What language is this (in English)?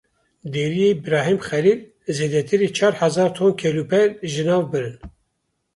Kurdish